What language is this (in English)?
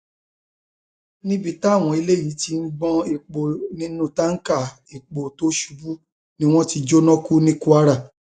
Yoruba